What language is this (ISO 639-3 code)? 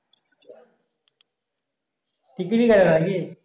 ben